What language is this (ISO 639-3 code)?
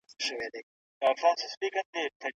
pus